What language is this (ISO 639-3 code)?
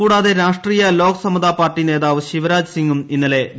mal